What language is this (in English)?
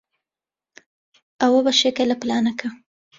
Central Kurdish